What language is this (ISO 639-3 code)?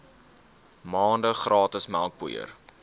afr